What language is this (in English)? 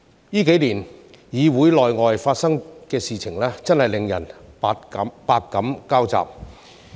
Cantonese